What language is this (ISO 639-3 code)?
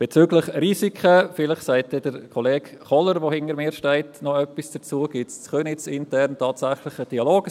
gsw